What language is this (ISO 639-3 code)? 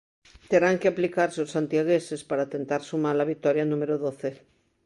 glg